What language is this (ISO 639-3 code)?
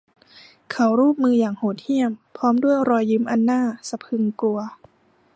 tha